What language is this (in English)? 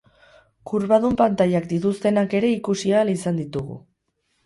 Basque